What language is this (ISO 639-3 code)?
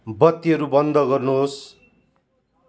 nep